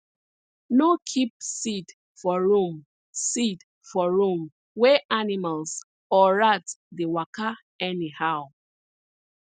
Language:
Nigerian Pidgin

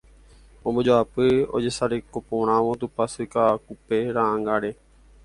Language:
Guarani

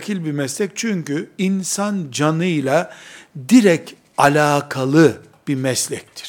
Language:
Turkish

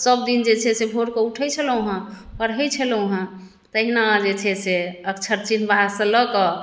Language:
Maithili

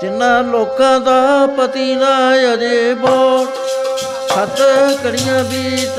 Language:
Punjabi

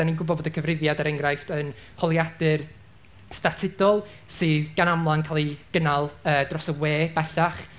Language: Welsh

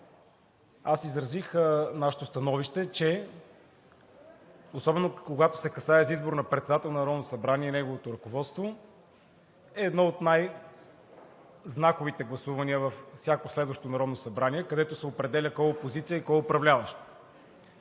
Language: Bulgarian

